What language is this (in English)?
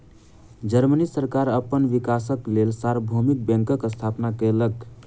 Maithili